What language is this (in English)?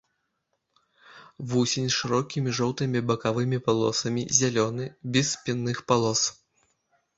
Belarusian